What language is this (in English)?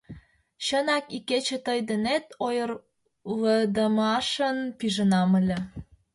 Mari